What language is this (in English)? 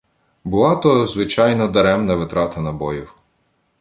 Ukrainian